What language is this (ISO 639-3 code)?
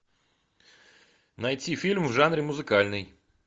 rus